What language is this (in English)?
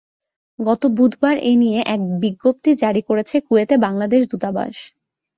Bangla